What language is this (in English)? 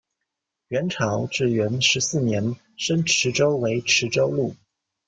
Chinese